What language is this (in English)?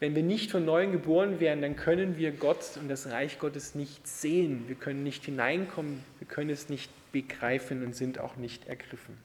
German